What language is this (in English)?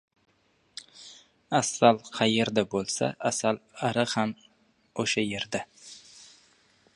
Uzbek